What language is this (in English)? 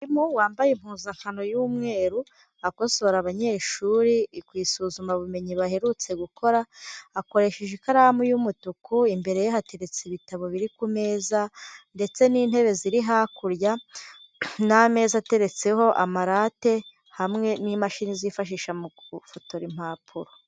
Kinyarwanda